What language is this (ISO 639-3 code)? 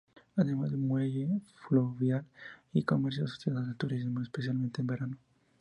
spa